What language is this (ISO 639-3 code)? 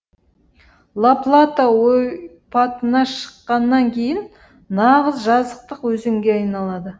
kaz